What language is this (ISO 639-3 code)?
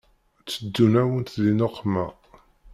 kab